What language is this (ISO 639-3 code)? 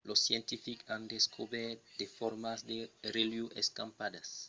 oci